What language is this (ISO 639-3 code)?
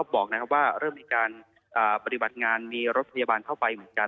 tha